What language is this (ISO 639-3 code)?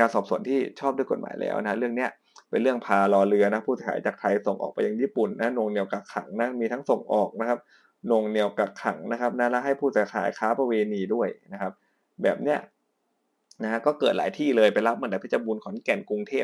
tha